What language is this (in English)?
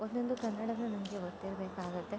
Kannada